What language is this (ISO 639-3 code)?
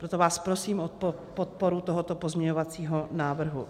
ces